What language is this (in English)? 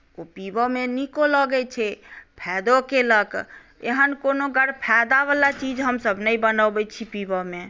Maithili